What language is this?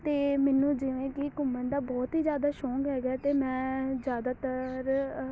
Punjabi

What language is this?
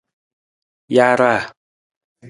Nawdm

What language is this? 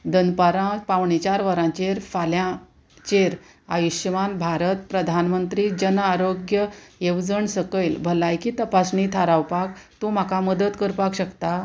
Konkani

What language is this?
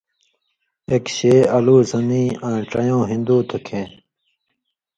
Indus Kohistani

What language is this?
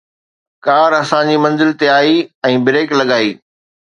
Sindhi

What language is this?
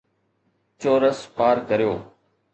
Sindhi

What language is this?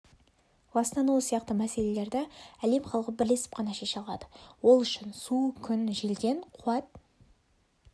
Kazakh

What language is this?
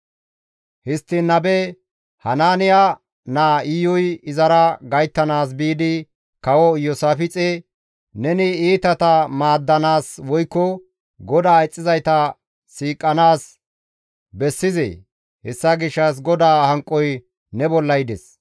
Gamo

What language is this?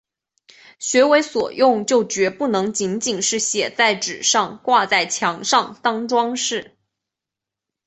Chinese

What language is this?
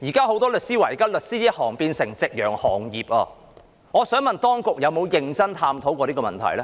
Cantonese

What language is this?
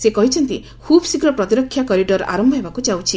Odia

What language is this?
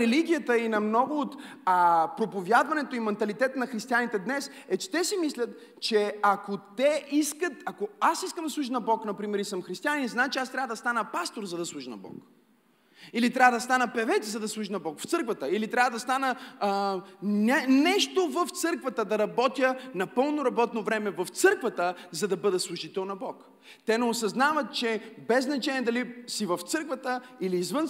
Bulgarian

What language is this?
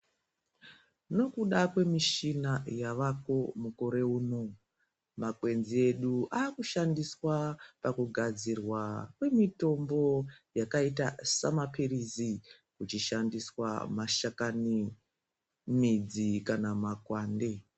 Ndau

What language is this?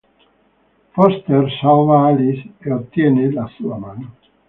Italian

